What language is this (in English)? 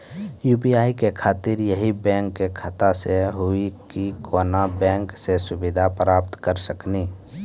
Maithili